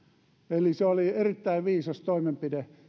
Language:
Finnish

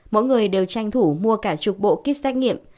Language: Vietnamese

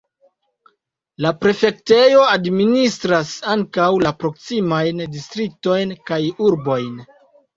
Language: Esperanto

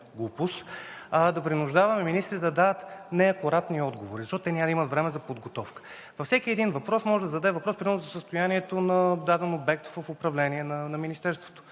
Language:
Bulgarian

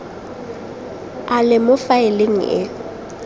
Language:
Tswana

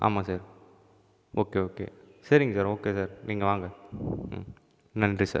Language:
Tamil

